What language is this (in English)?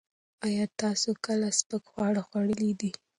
Pashto